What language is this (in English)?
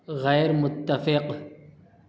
Urdu